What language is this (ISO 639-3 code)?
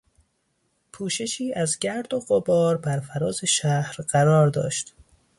fas